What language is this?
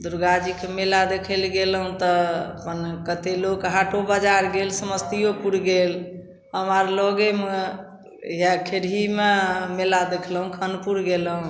Maithili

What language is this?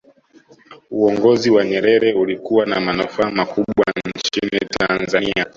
Swahili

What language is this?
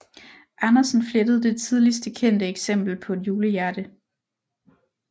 Danish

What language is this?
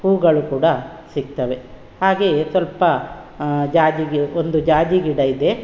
Kannada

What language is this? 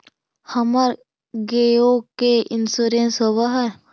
Magahi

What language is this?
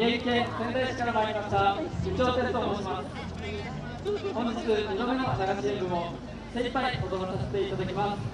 Japanese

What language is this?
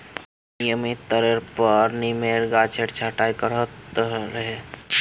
Magahi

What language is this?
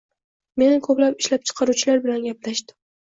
Uzbek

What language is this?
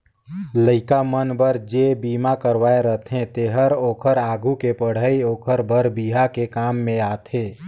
Chhattisgarhi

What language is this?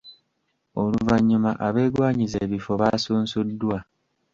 Ganda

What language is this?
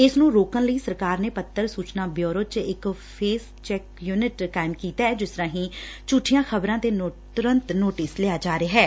Punjabi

